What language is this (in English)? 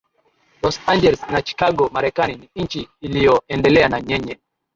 Swahili